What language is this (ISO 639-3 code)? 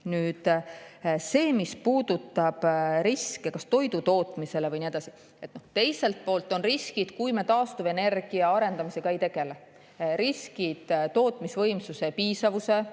est